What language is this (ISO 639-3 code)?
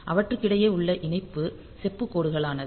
tam